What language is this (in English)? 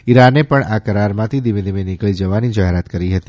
Gujarati